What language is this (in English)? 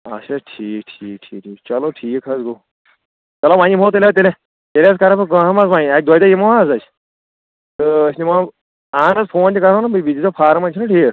Kashmiri